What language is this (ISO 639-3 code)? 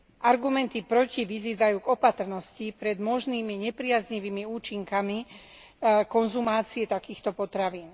slk